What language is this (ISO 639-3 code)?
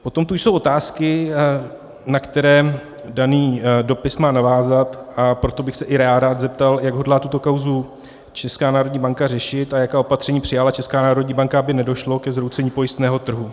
ces